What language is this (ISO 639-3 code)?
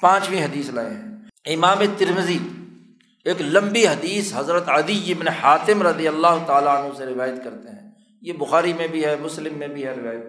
urd